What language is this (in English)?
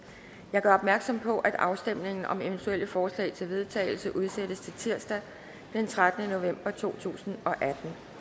Danish